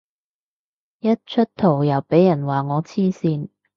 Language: Cantonese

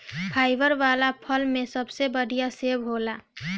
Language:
Bhojpuri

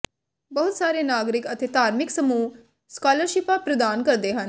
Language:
Punjabi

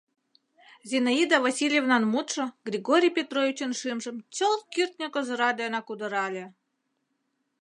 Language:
Mari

